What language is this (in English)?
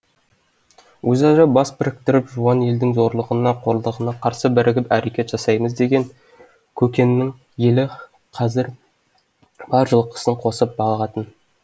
Kazakh